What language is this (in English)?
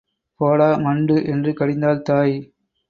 Tamil